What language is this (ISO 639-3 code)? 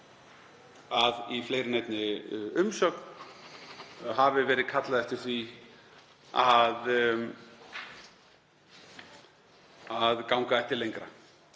isl